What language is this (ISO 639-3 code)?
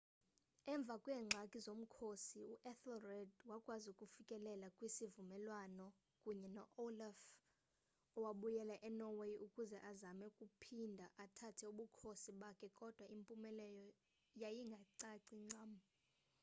xho